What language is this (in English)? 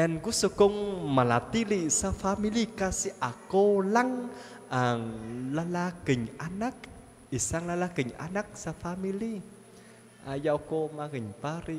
Filipino